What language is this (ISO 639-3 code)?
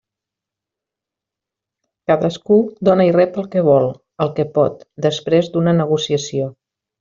cat